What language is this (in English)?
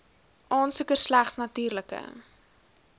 Afrikaans